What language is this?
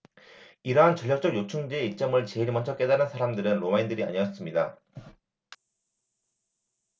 Korean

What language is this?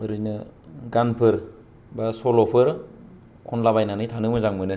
Bodo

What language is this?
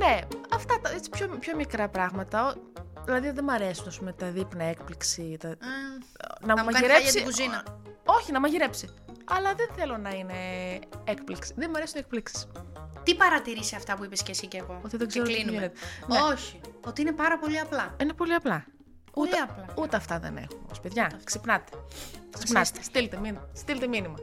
Greek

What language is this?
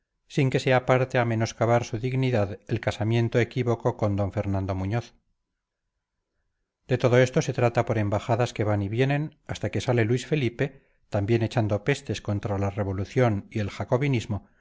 Spanish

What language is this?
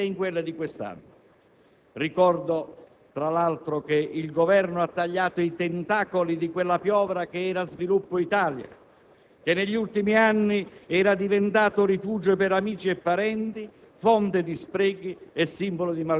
Italian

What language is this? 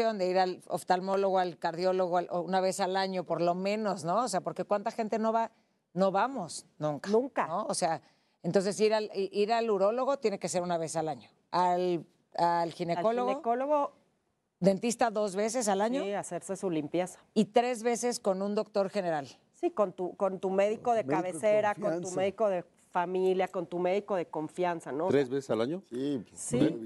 Spanish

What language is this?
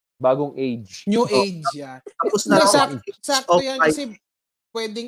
Filipino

